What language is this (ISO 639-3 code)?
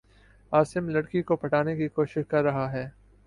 urd